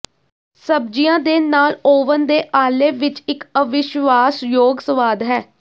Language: Punjabi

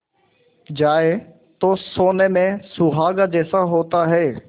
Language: Hindi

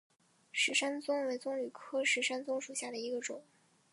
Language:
Chinese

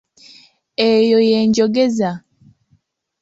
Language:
Ganda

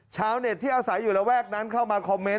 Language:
Thai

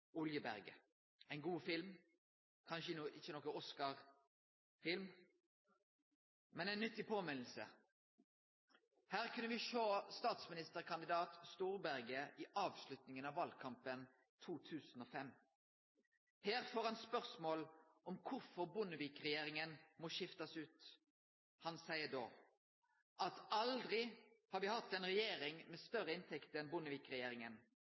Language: Norwegian Nynorsk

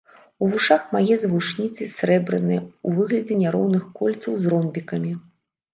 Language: Belarusian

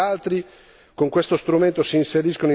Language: Italian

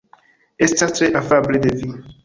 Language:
Esperanto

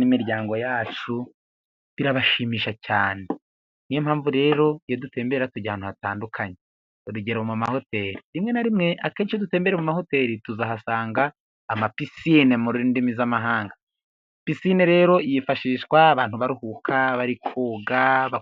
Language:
Kinyarwanda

